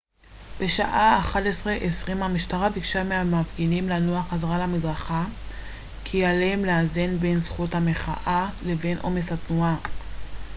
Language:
Hebrew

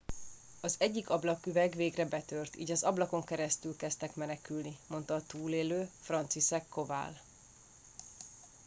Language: Hungarian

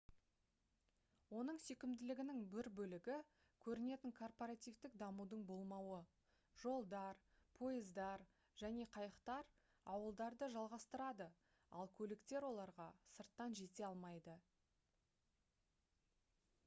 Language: Kazakh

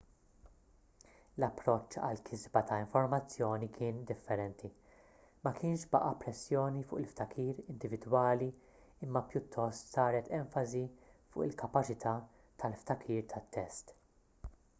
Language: Maltese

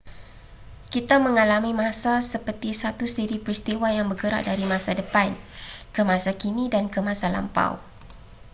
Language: Malay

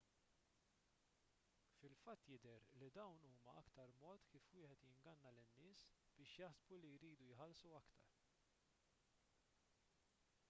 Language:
Maltese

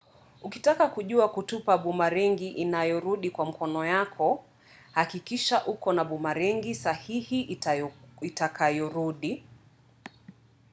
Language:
Swahili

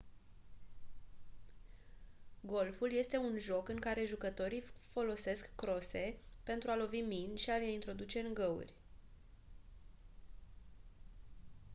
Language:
Romanian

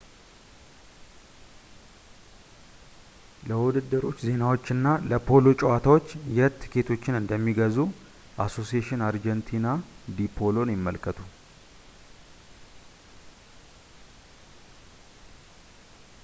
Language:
Amharic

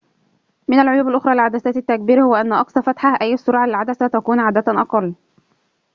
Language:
Arabic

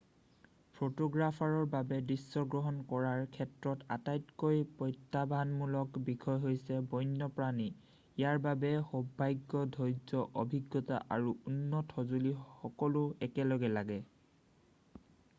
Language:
Assamese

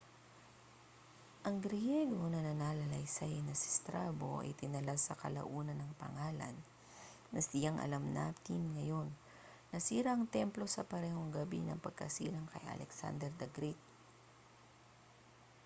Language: Filipino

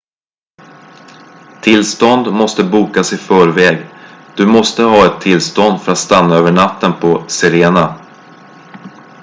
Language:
Swedish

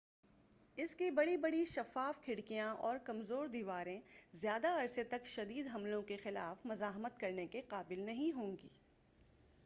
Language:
Urdu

